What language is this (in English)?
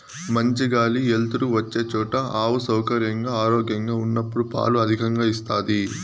Telugu